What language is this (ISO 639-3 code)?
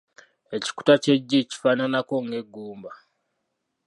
lug